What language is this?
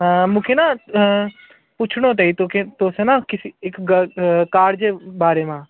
Sindhi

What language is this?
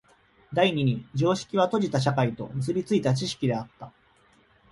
Japanese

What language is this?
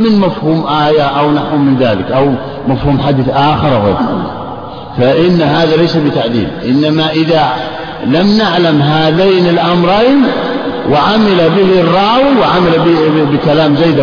Arabic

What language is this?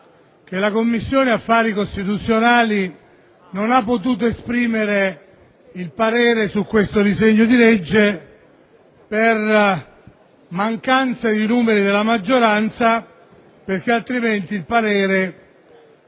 Italian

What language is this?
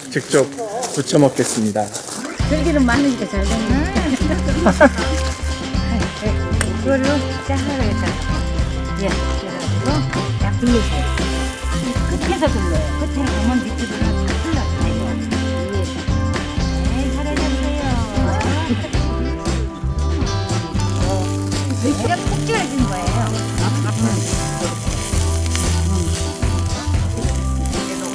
Korean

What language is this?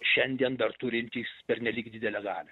Lithuanian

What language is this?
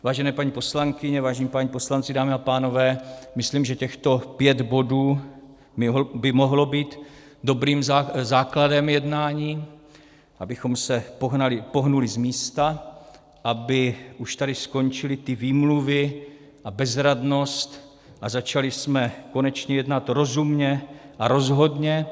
Czech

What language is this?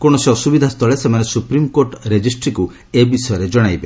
Odia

